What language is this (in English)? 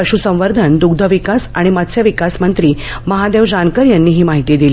Marathi